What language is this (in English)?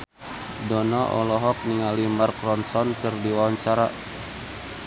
Sundanese